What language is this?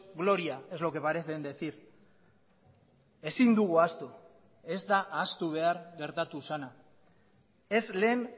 Basque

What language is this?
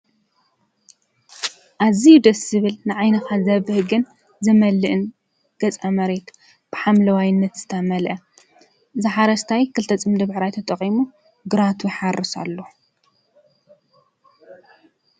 Tigrinya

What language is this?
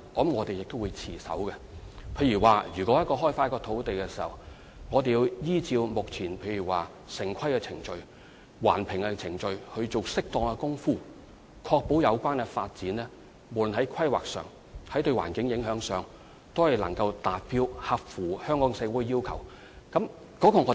Cantonese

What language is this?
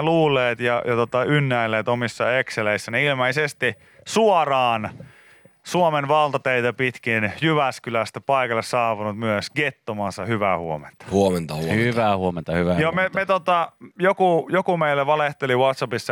Finnish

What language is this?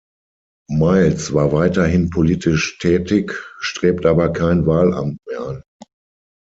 German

